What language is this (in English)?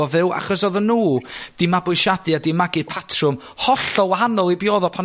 Welsh